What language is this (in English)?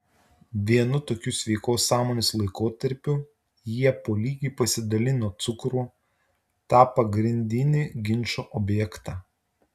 Lithuanian